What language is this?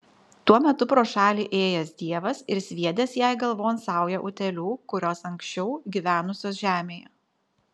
Lithuanian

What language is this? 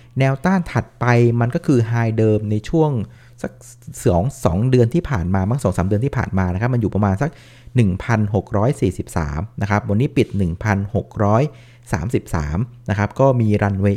Thai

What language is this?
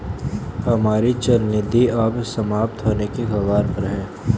Hindi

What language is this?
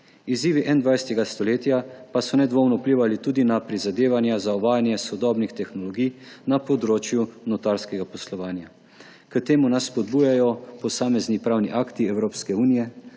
Slovenian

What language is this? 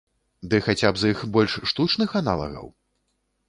Belarusian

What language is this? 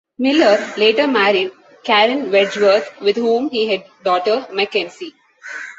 English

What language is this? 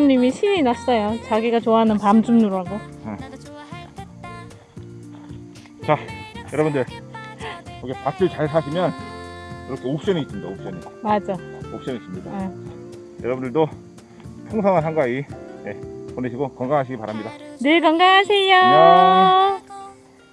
Korean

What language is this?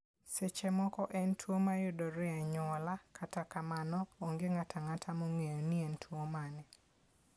Luo (Kenya and Tanzania)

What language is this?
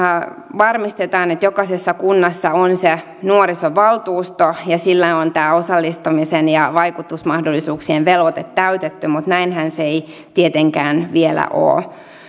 Finnish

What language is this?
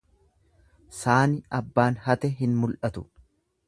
Oromo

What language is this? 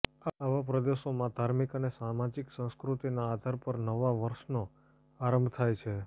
Gujarati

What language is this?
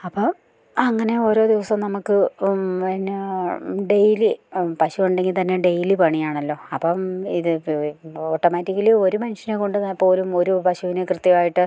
Malayalam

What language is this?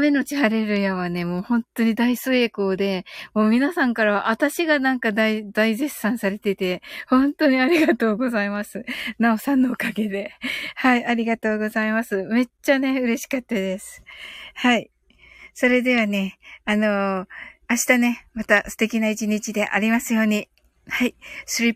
Japanese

